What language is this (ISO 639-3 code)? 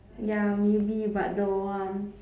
eng